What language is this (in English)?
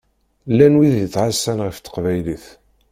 Kabyle